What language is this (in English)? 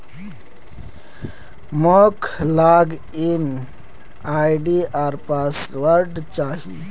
Magahi